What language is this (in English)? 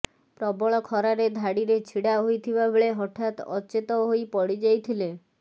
Odia